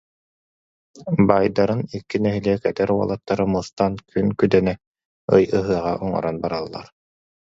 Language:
Yakut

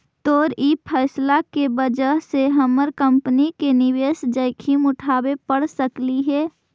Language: Magahi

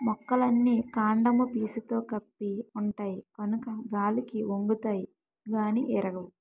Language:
Telugu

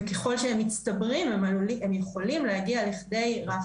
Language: Hebrew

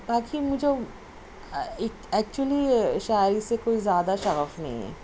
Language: Urdu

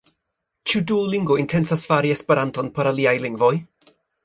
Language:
Esperanto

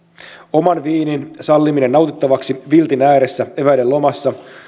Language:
Finnish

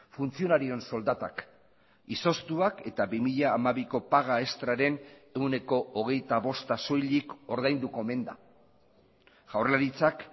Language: Basque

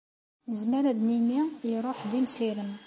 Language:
Kabyle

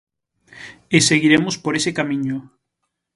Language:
Galician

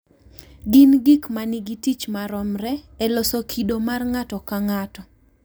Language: Luo (Kenya and Tanzania)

